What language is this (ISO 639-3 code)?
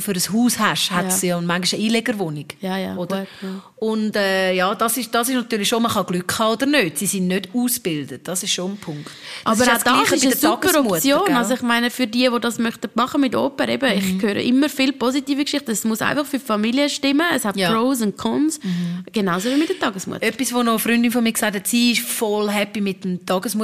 deu